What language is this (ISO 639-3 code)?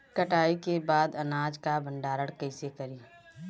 bho